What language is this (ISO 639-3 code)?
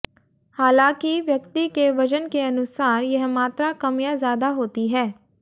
hin